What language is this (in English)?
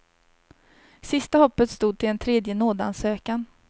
Swedish